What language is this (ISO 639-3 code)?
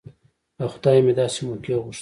pus